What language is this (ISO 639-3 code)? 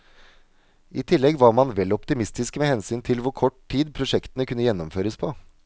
nor